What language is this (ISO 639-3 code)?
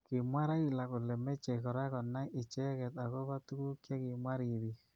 kln